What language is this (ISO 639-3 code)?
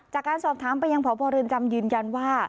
tha